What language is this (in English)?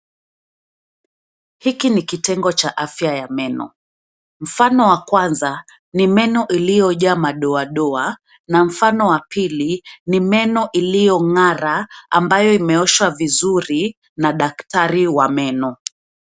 Swahili